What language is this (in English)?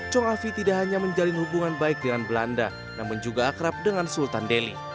Indonesian